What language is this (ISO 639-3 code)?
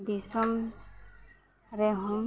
sat